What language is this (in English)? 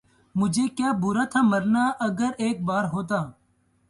Urdu